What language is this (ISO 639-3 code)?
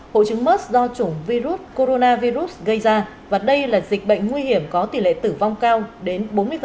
vie